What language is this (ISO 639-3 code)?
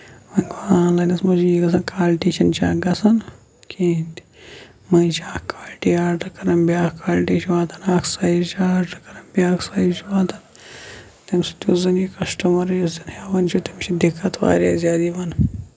kas